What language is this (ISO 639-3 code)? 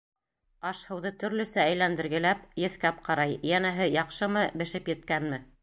bak